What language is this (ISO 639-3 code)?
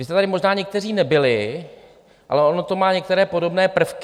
ces